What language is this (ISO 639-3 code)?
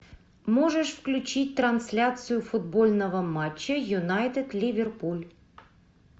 rus